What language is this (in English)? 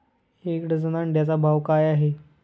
Marathi